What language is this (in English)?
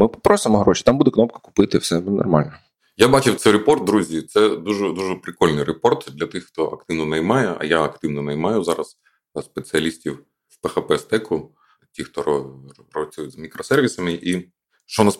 Ukrainian